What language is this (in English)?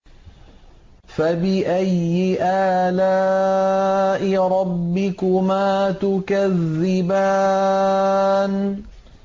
Arabic